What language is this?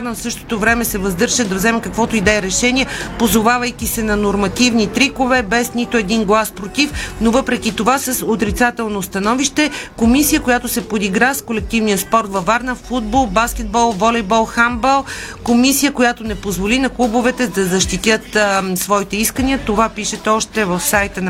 Bulgarian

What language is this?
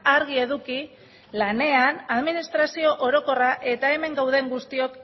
Basque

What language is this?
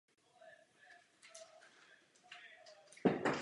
Czech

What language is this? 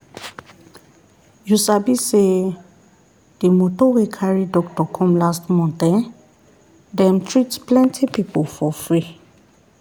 Nigerian Pidgin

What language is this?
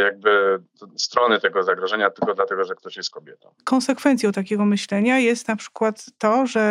Polish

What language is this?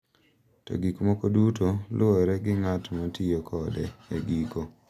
Luo (Kenya and Tanzania)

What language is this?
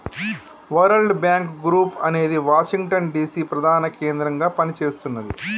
Telugu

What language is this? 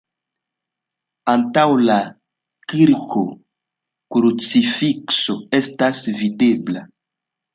Esperanto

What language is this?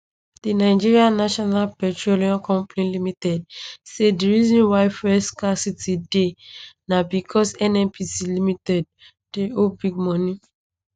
Nigerian Pidgin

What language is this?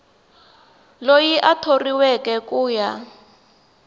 Tsonga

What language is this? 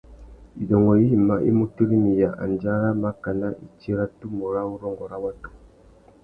Tuki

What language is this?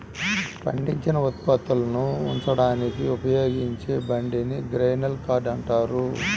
Telugu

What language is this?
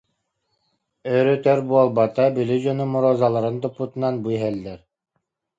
Yakut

